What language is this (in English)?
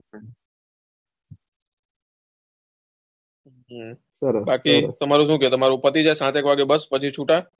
Gujarati